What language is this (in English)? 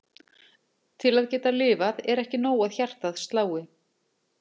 Icelandic